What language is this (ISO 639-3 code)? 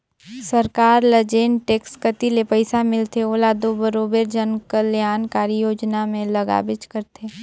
hne